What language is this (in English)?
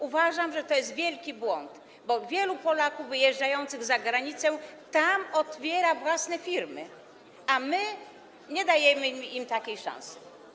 Polish